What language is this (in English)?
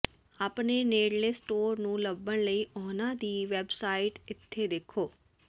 Punjabi